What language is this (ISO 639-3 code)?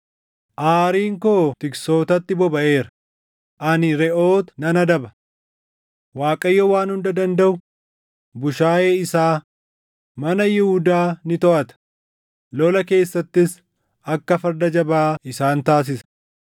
orm